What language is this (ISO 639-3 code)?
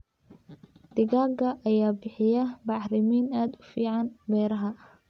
som